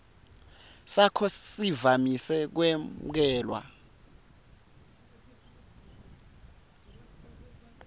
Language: Swati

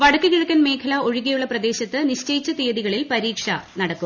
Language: Malayalam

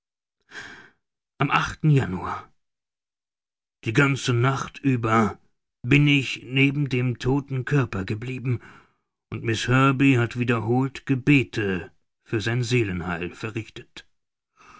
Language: German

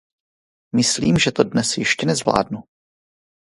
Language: Czech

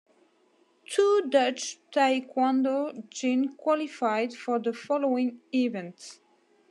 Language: English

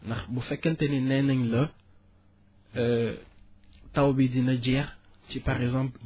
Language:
Wolof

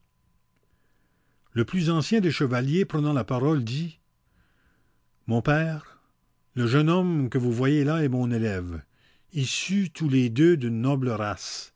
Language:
French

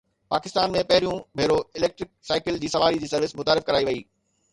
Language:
Sindhi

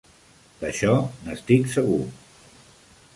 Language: Catalan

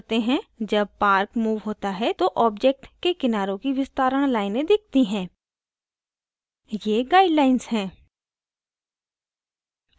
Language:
Hindi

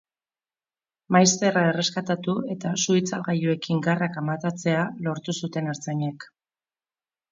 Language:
Basque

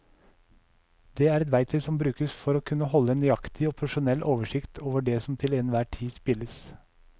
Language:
Norwegian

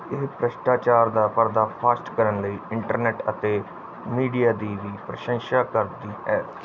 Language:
Punjabi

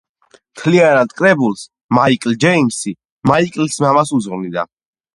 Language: Georgian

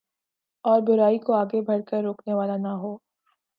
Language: Urdu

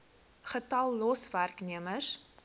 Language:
Afrikaans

